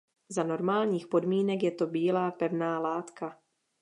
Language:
Czech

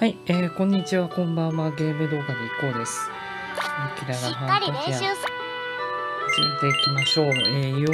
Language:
Japanese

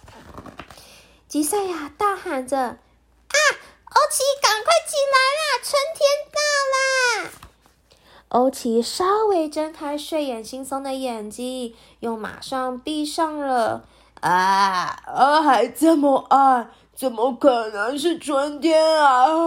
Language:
Chinese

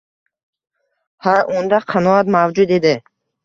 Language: Uzbek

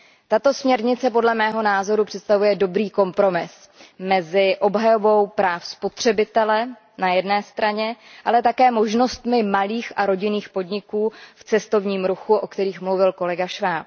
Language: Czech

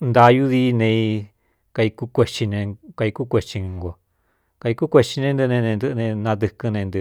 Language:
Cuyamecalco Mixtec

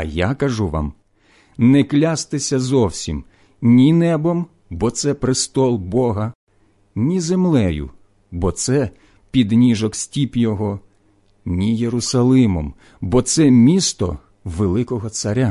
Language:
Ukrainian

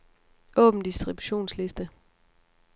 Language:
Danish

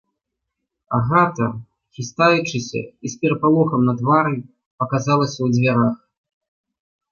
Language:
Belarusian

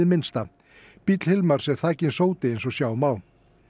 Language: Icelandic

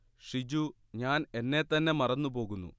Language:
Malayalam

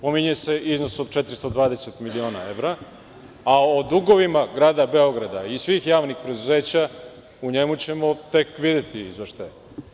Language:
Serbian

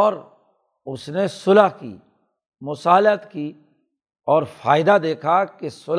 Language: Urdu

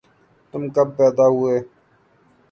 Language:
Urdu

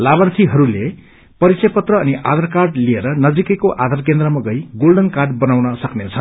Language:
Nepali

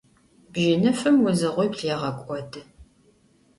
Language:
Adyghe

